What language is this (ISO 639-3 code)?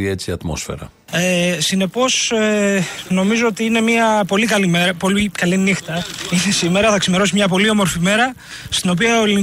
ell